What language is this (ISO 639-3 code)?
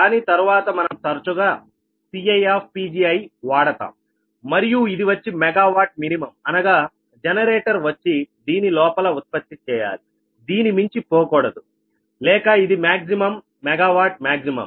tel